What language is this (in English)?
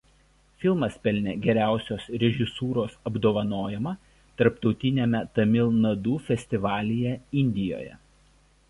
Lithuanian